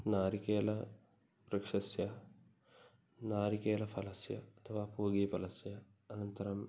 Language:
Sanskrit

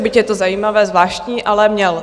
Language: Czech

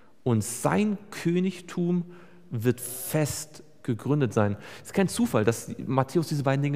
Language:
German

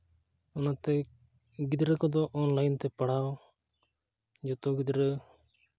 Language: Santali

